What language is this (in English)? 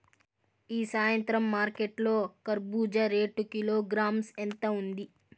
Telugu